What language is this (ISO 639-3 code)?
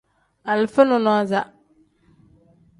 kdh